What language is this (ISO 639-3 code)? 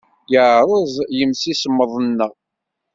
kab